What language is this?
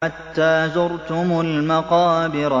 Arabic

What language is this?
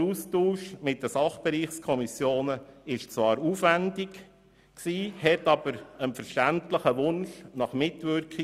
Swiss German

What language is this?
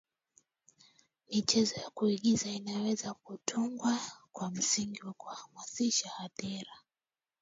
Swahili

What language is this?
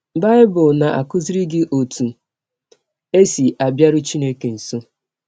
Igbo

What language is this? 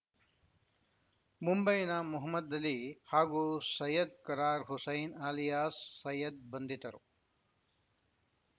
Kannada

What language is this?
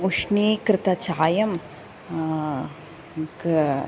Sanskrit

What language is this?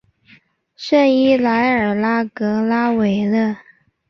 Chinese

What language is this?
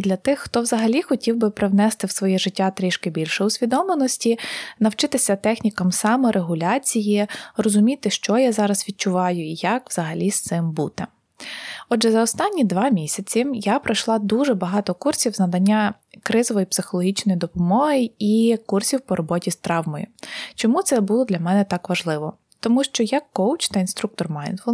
Ukrainian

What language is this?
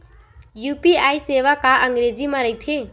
Chhattisgarhi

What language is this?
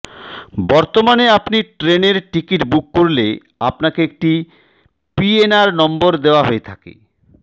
Bangla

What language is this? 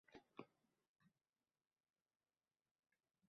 Uzbek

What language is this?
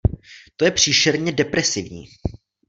Czech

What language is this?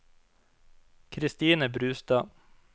Norwegian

